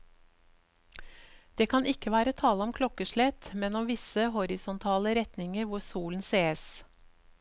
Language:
Norwegian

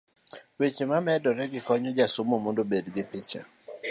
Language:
Luo (Kenya and Tanzania)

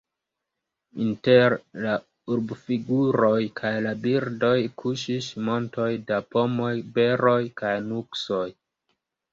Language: Esperanto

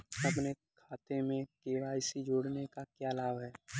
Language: Hindi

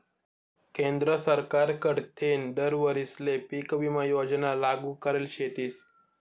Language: Marathi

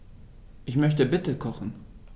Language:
German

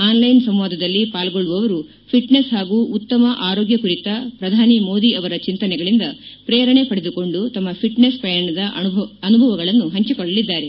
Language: Kannada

